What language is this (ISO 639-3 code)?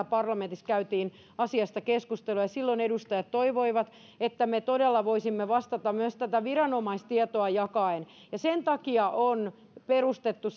fin